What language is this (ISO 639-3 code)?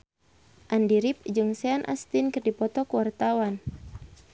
sun